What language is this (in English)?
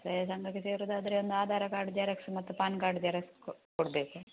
Kannada